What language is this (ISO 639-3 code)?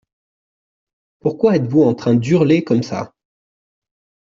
fra